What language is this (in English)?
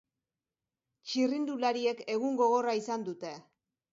Basque